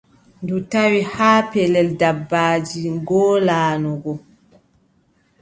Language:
Adamawa Fulfulde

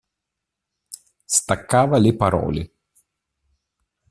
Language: Italian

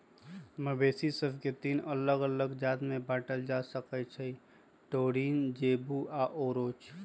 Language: Magahi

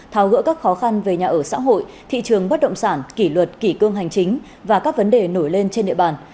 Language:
Vietnamese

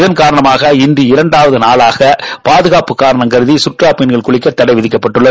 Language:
Tamil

